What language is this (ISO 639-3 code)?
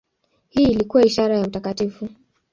swa